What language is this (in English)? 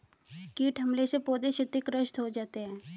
Hindi